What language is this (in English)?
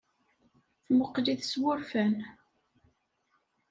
Kabyle